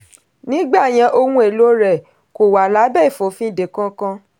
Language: Yoruba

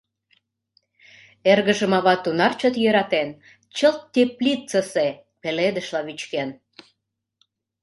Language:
Mari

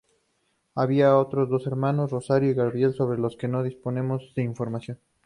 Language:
Spanish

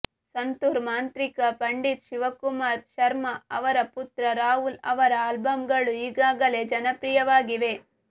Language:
Kannada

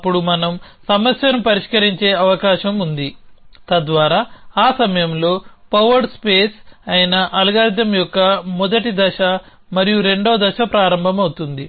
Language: Telugu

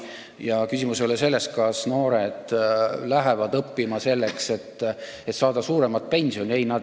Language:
Estonian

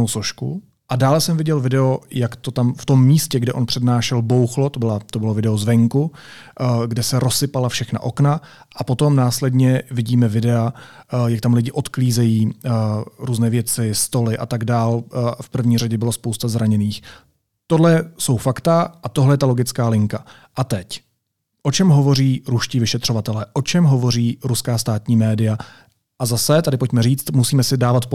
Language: Czech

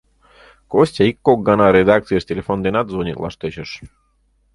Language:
Mari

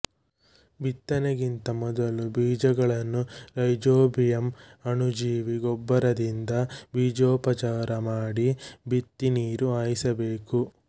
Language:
Kannada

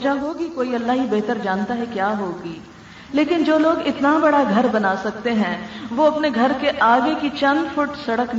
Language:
Urdu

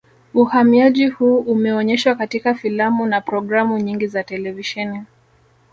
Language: Swahili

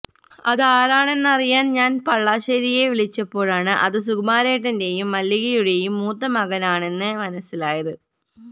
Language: Malayalam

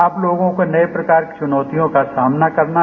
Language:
Hindi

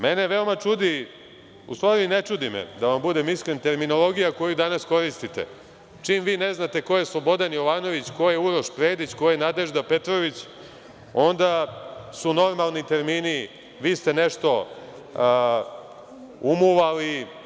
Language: Serbian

